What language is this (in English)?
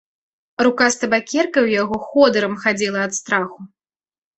Belarusian